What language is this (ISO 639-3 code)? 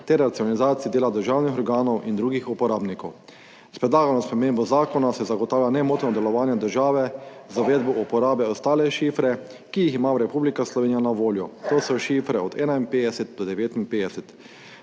slv